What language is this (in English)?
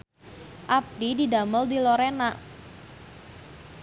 Sundanese